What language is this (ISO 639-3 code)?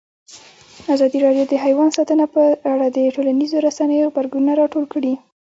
pus